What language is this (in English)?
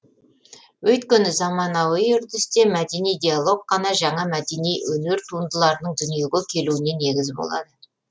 Kazakh